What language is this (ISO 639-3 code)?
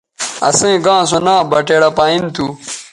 btv